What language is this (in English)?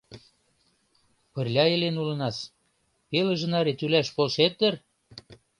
Mari